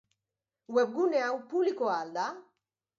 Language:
Basque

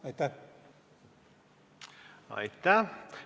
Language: Estonian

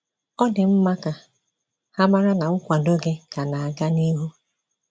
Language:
Igbo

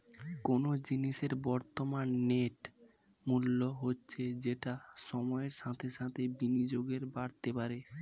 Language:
Bangla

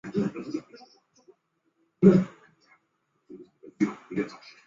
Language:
Chinese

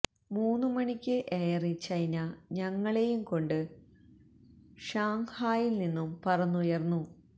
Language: Malayalam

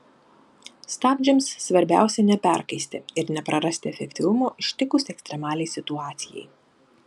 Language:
Lithuanian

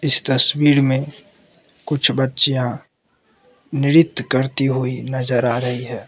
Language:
Hindi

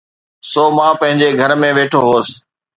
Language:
Sindhi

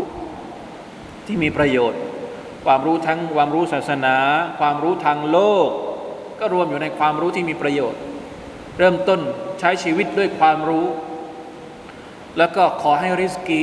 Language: Thai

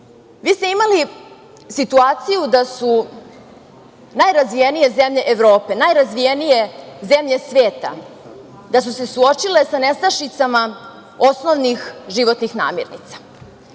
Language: Serbian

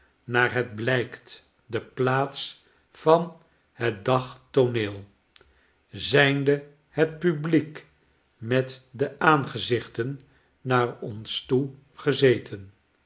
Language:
Dutch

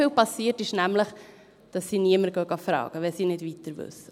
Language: Swiss German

